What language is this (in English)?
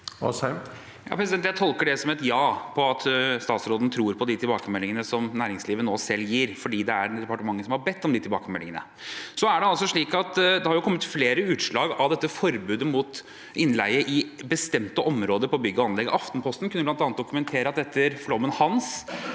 Norwegian